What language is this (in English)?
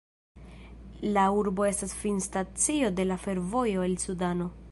Esperanto